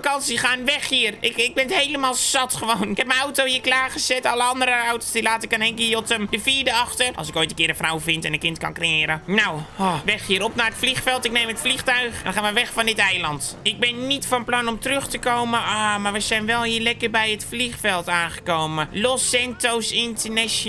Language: Dutch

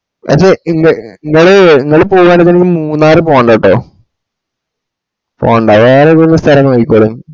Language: Malayalam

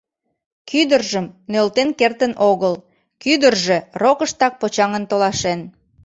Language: Mari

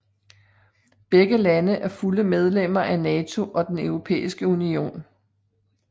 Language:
Danish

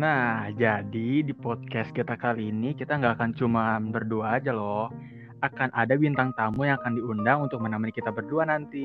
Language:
Indonesian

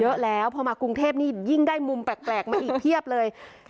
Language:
Thai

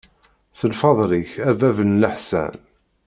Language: Kabyle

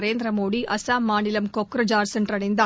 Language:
Tamil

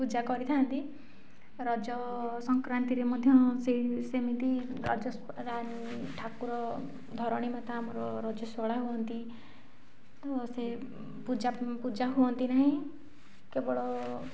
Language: Odia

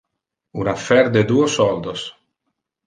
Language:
Interlingua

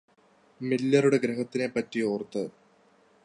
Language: Malayalam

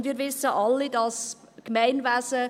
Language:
Swiss German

